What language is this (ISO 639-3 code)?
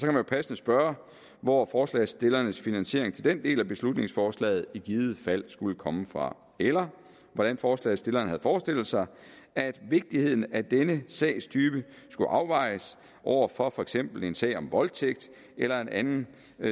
dan